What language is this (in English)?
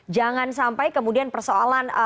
Indonesian